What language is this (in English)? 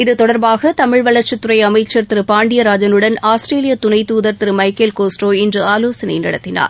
Tamil